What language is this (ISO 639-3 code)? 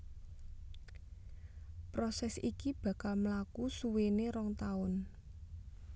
jav